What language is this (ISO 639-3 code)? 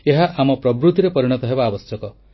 ori